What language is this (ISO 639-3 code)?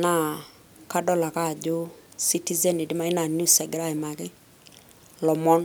mas